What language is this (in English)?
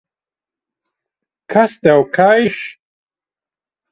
Latvian